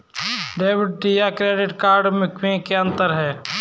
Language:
Hindi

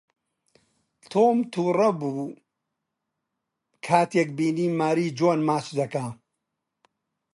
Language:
Central Kurdish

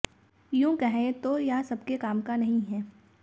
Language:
Hindi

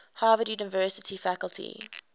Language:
English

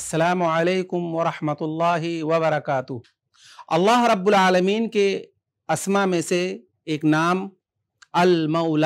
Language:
Arabic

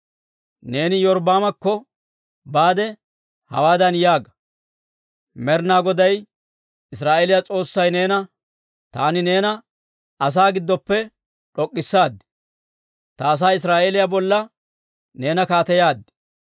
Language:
Dawro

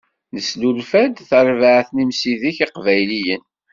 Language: Kabyle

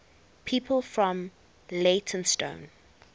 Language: English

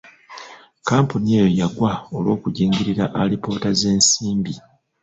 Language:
Ganda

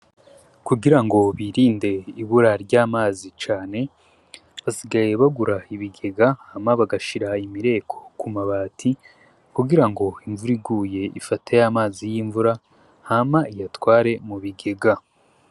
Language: Rundi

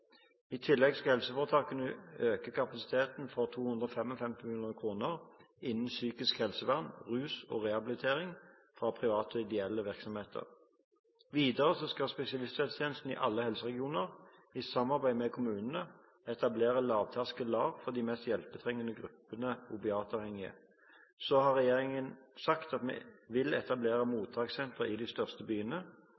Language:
Norwegian Bokmål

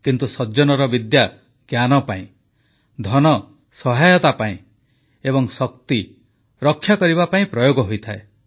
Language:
Odia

